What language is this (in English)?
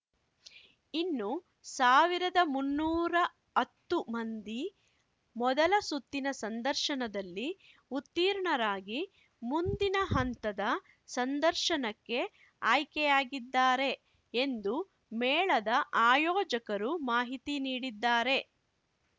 Kannada